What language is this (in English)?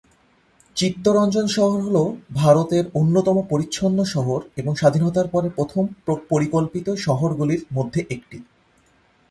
Bangla